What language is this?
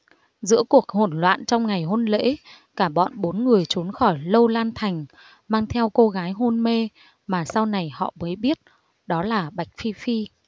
Vietnamese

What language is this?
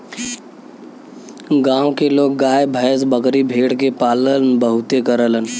Bhojpuri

